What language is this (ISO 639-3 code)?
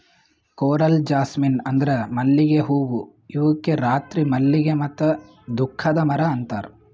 kan